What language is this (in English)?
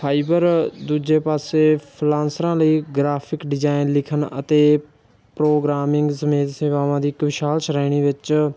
Punjabi